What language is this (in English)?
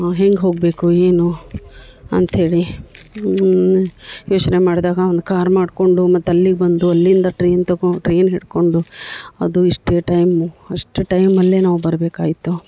Kannada